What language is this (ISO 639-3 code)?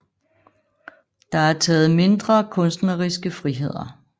dan